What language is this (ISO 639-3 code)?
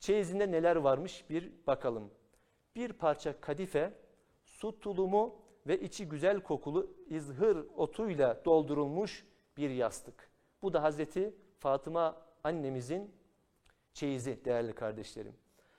tur